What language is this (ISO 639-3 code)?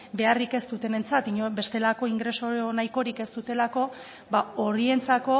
eus